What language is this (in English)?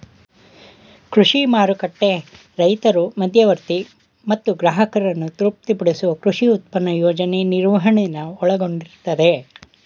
Kannada